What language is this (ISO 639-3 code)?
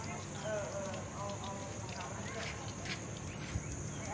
tha